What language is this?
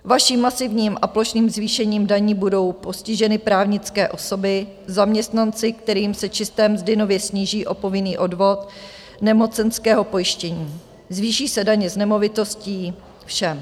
Czech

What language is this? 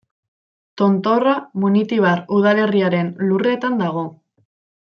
Basque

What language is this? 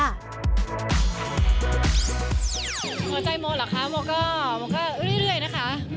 Thai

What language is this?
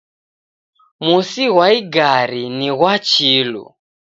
Taita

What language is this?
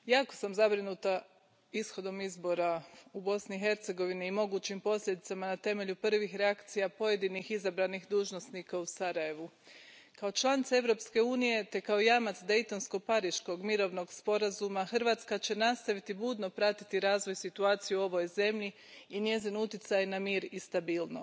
Croatian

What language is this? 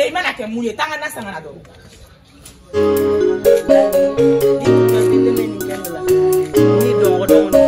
Arabic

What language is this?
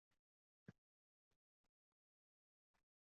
Uzbek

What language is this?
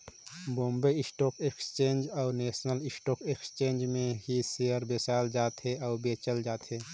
Chhattisgarhi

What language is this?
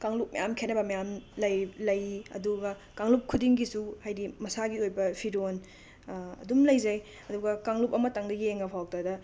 Manipuri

